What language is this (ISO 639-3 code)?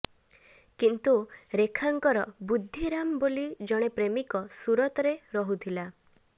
ori